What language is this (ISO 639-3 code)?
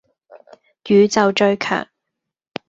yue